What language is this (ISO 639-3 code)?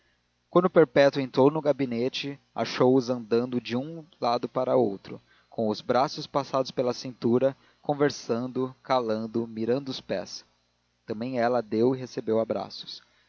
por